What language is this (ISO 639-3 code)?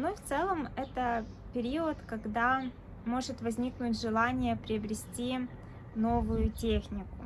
rus